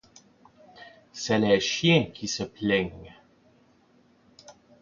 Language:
French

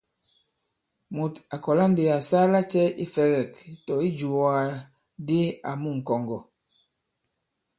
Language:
Bankon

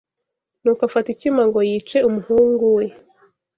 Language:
Kinyarwanda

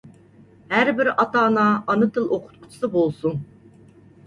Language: Uyghur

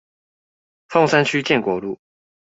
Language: Chinese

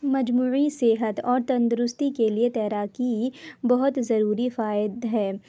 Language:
Urdu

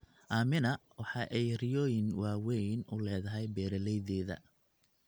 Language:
Somali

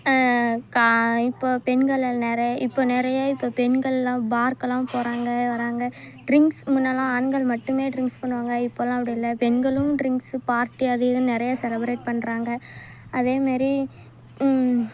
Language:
Tamil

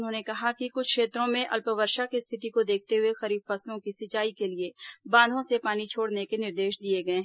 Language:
Hindi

